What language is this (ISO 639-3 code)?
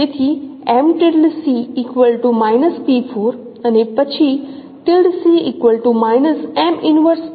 guj